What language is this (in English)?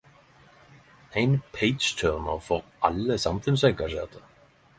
Norwegian Nynorsk